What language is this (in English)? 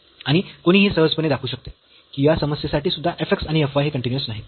Marathi